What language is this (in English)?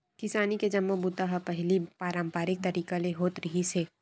Chhattisgarhi